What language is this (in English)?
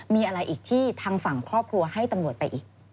Thai